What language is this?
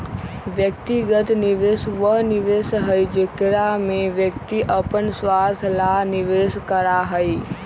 Magahi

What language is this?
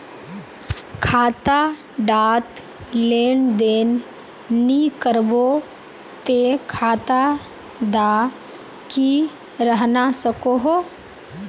Magahi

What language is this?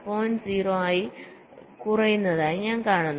Malayalam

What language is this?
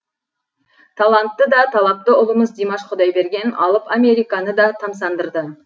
Kazakh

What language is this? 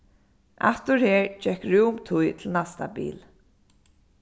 Faroese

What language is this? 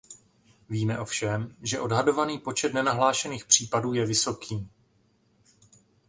Czech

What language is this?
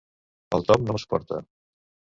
Catalan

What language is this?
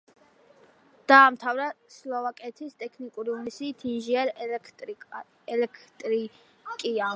Georgian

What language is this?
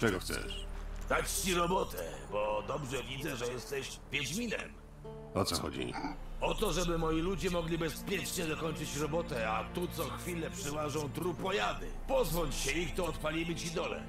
Polish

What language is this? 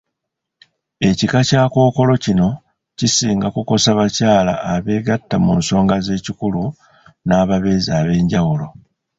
Ganda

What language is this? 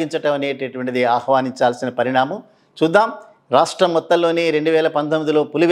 Telugu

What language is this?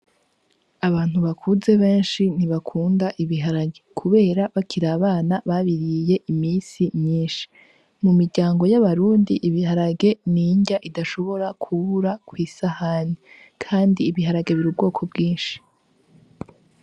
Rundi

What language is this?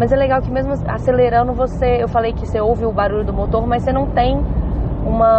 Portuguese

